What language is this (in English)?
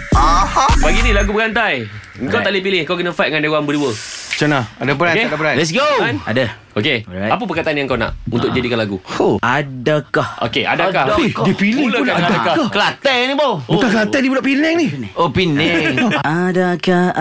Malay